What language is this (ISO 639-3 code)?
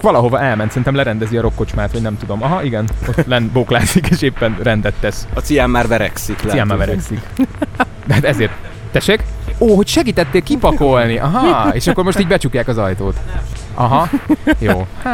hun